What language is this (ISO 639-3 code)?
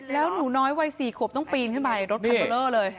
tha